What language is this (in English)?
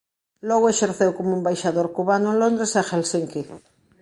Galician